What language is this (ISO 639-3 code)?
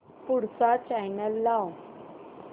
mar